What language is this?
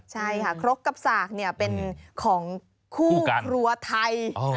Thai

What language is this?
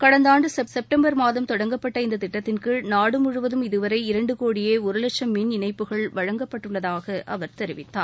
Tamil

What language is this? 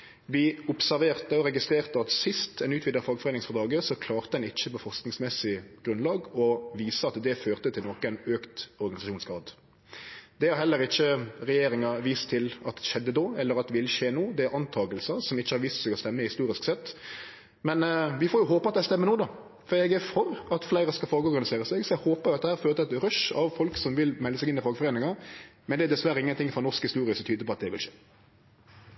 Norwegian Nynorsk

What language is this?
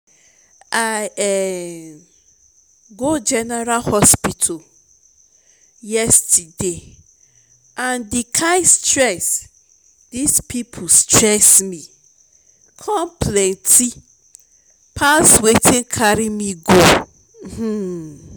Nigerian Pidgin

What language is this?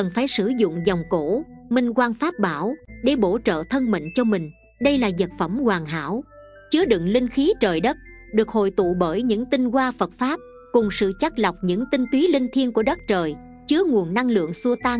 Vietnamese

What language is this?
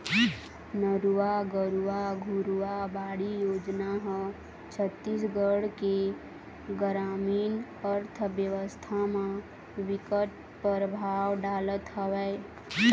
Chhattisgarhi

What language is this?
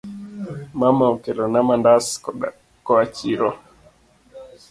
Luo (Kenya and Tanzania)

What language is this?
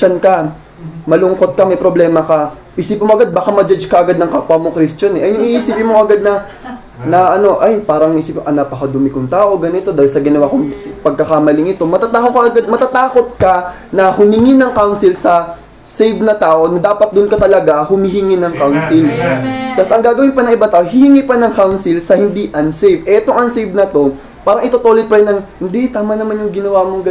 Filipino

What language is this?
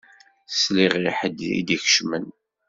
Kabyle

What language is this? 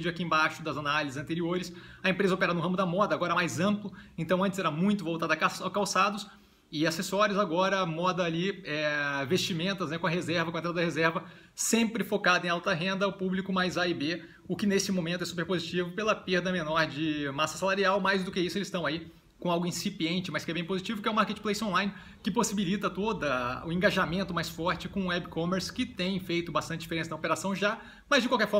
Portuguese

